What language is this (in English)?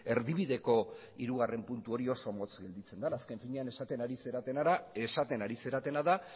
Basque